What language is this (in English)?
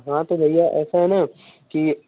Hindi